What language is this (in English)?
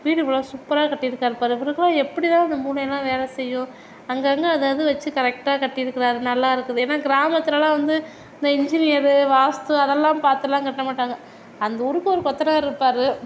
Tamil